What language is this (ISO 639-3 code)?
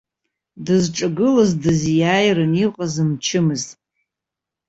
abk